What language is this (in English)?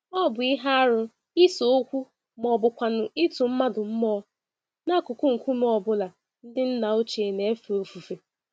Igbo